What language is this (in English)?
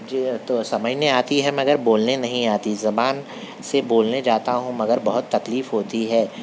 Urdu